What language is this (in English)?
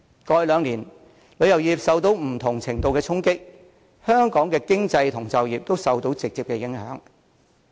Cantonese